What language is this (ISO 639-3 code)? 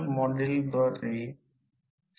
mar